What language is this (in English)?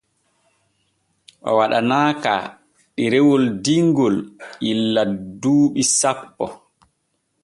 Borgu Fulfulde